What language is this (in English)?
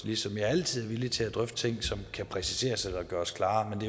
Danish